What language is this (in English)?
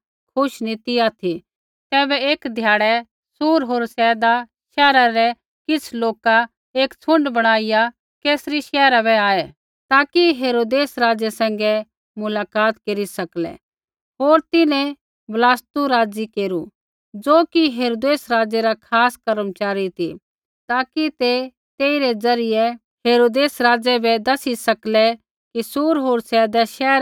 Kullu Pahari